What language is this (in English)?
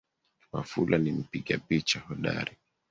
Swahili